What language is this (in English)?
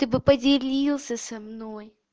Russian